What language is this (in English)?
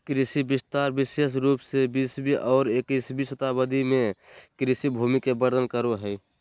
Magahi